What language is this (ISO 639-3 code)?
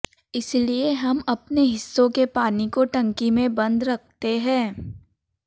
hin